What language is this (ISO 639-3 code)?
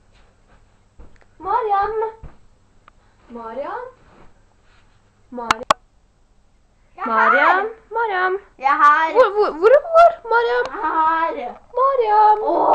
nor